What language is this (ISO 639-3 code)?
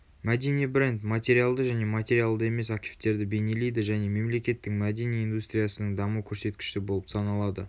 kaz